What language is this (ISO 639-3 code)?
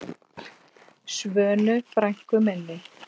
isl